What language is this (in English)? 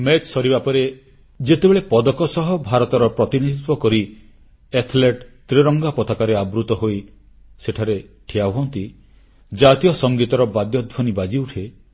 Odia